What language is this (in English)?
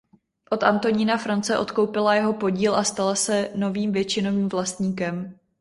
Czech